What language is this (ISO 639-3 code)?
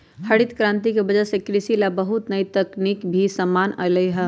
mag